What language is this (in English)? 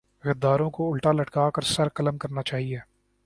Urdu